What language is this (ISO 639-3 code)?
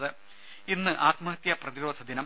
mal